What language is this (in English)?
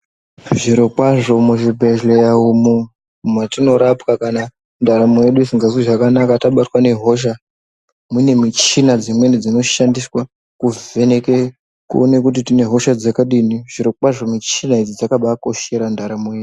Ndau